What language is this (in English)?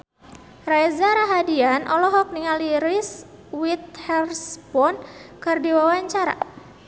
Sundanese